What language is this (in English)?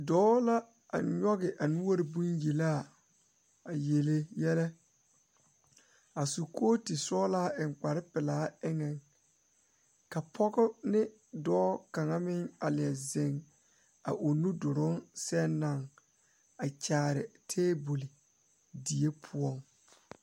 Southern Dagaare